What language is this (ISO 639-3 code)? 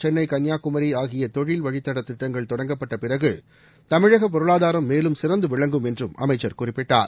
tam